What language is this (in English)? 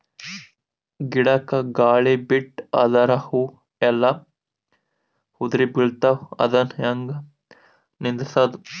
Kannada